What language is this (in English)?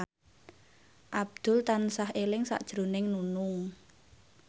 Javanese